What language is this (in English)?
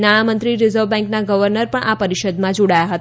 Gujarati